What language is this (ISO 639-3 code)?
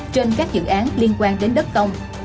vie